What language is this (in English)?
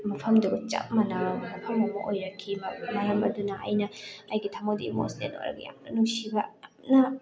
Manipuri